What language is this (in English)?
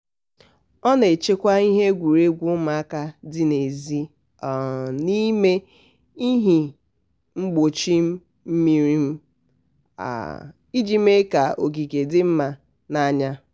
Igbo